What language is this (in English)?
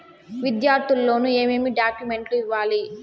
Telugu